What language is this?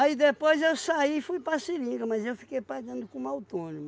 Portuguese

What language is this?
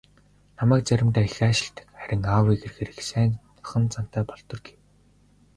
Mongolian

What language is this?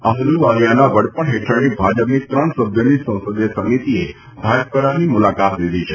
Gujarati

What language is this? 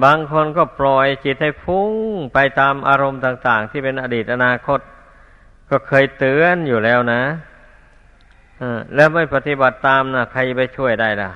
Thai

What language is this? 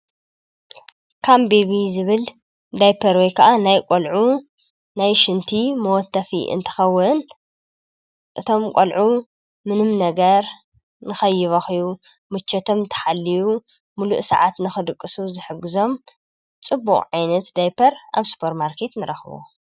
Tigrinya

